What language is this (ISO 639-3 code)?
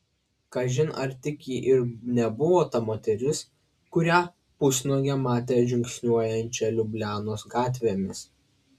lit